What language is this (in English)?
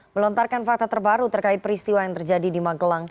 Indonesian